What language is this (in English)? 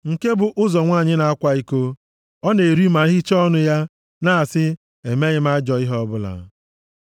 Igbo